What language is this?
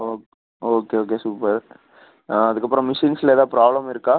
Tamil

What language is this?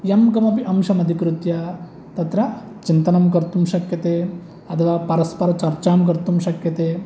Sanskrit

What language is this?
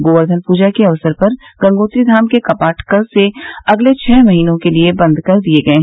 Hindi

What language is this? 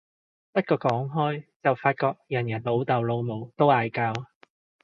Cantonese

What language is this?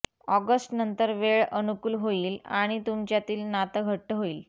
Marathi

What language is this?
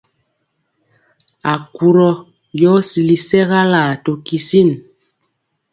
Mpiemo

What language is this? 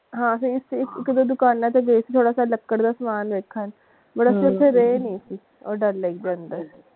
Punjabi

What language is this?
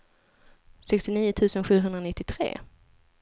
Swedish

